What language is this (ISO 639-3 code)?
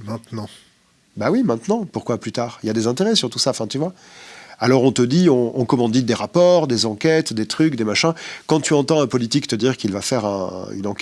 fra